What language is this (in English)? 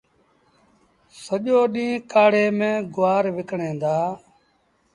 Sindhi Bhil